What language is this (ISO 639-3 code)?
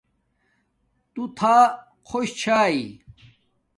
dmk